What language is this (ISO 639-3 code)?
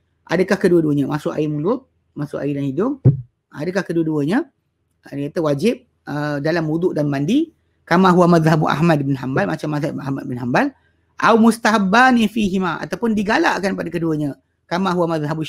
msa